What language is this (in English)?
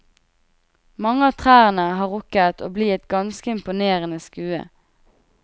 Norwegian